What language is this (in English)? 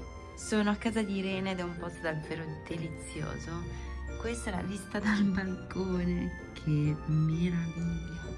Italian